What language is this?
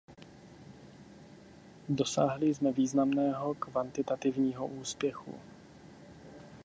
Czech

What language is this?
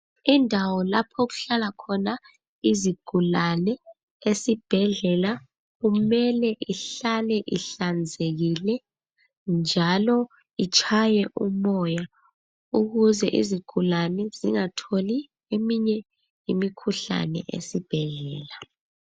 North Ndebele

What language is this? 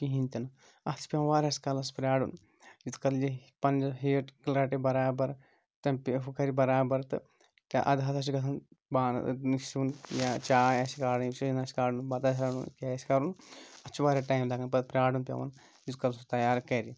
Kashmiri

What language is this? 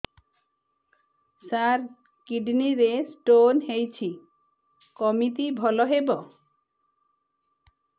Odia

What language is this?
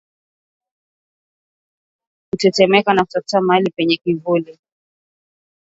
Swahili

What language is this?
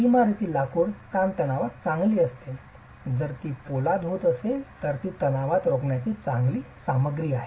Marathi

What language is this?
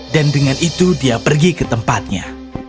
Indonesian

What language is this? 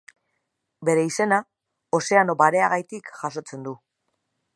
Basque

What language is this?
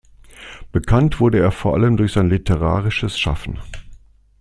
German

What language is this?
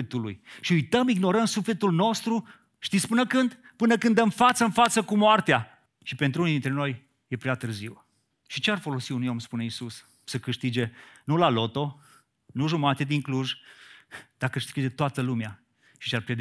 Romanian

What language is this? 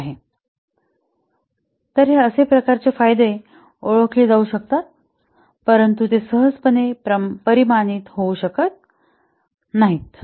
Marathi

